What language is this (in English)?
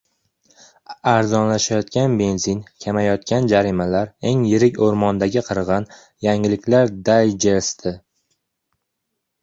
Uzbek